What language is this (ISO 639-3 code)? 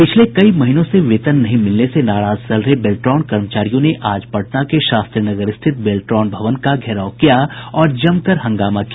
hin